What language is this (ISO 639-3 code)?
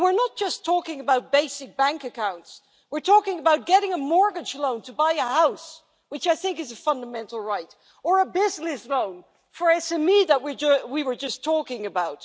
eng